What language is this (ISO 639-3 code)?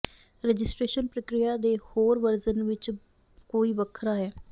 pan